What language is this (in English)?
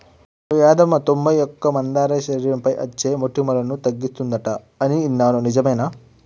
Telugu